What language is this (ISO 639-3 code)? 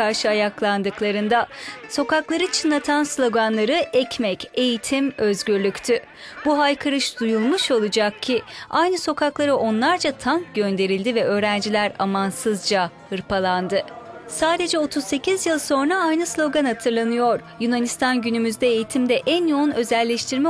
tur